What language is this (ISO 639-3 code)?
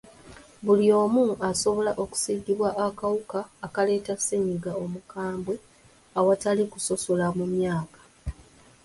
lug